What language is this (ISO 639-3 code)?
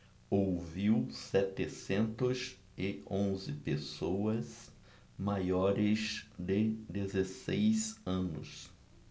por